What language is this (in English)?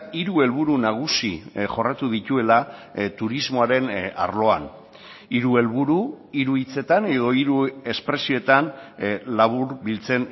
Basque